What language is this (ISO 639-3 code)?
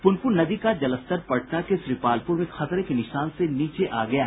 hin